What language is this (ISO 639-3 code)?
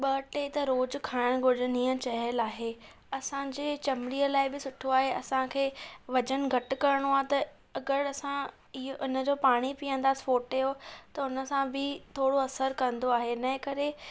snd